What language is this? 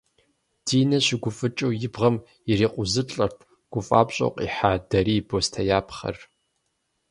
Kabardian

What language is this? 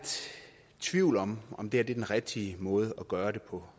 Danish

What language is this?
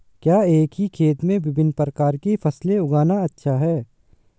Hindi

